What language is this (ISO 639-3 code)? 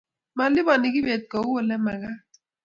kln